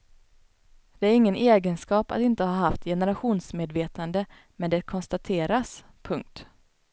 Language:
Swedish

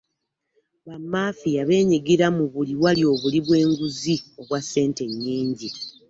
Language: Ganda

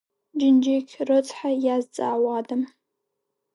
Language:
Abkhazian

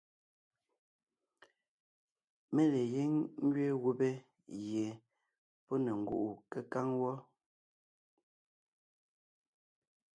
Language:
Ngiemboon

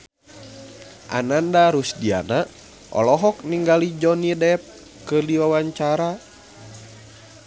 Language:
Sundanese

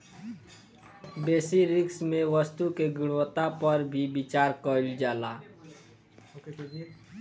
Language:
Bhojpuri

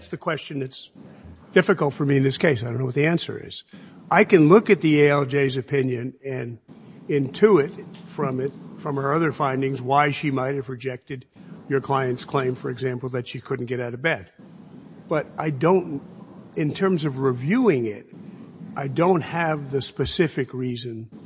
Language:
English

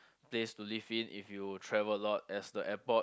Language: English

